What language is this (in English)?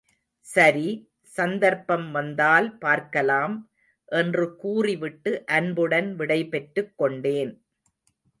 Tamil